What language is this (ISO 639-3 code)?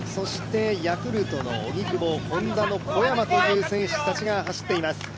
jpn